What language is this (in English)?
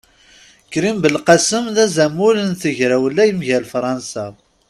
Kabyle